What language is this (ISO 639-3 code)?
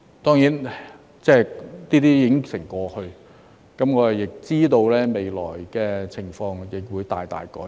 yue